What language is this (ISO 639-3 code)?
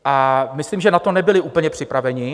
ces